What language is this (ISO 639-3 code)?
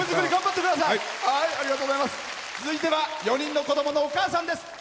jpn